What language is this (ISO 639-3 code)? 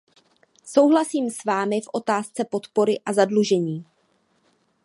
ces